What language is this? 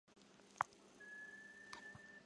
Chinese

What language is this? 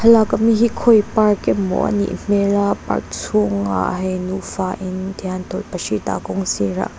Mizo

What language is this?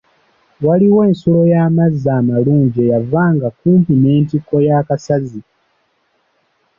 Ganda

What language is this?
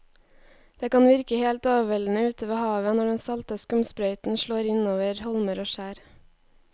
Norwegian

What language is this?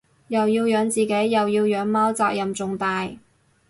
Cantonese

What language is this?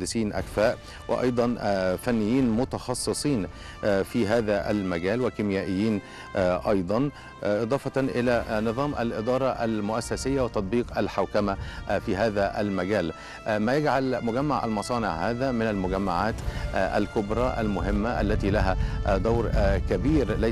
Arabic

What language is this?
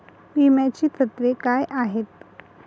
Marathi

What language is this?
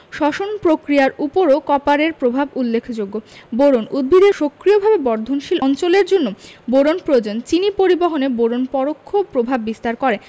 Bangla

